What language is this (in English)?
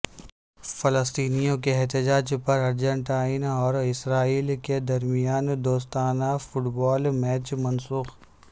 Urdu